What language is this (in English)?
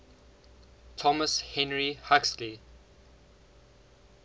English